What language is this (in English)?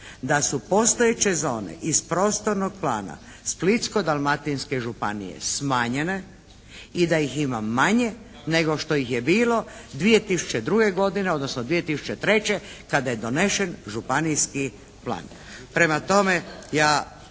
Croatian